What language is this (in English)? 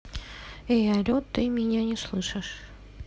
Russian